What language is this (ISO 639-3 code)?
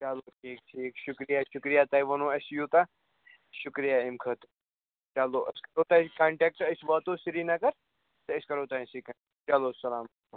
kas